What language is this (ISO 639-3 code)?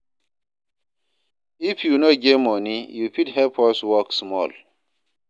pcm